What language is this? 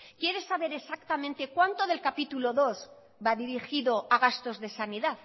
Spanish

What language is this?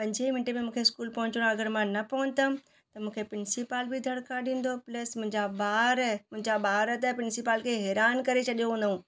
Sindhi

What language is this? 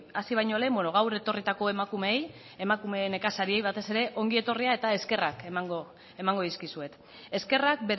Basque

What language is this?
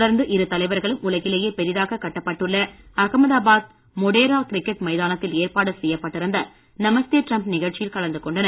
Tamil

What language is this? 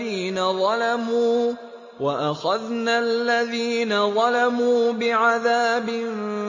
Arabic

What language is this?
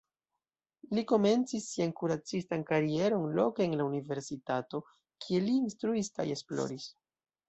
Esperanto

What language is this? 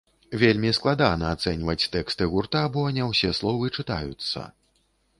Belarusian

